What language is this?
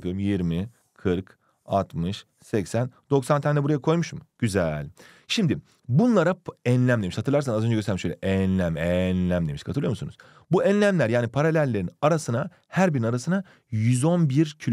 Turkish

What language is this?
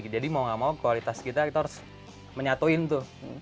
Indonesian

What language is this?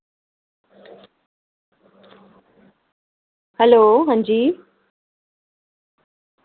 Dogri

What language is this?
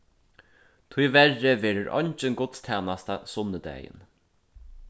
Faroese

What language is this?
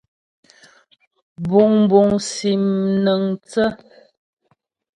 Ghomala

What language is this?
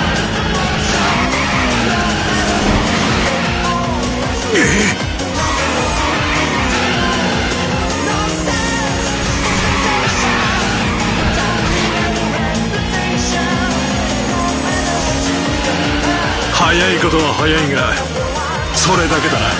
Japanese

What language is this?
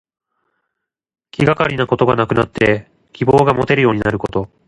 Japanese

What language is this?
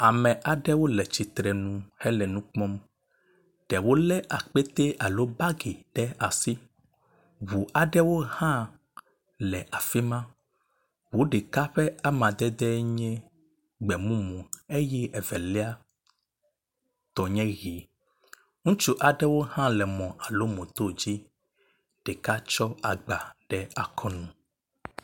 Ewe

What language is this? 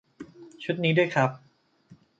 Thai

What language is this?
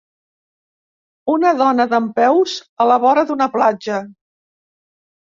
Catalan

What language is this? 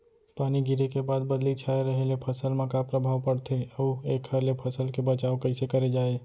Chhattisgarhi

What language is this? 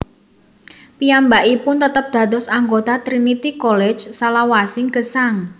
Javanese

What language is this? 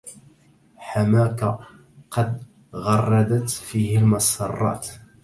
Arabic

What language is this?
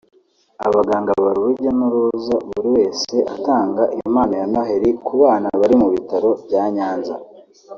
Kinyarwanda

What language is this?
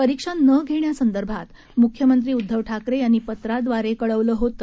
Marathi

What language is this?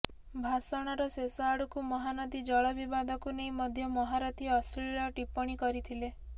Odia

